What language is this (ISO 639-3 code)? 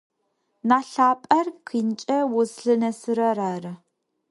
ady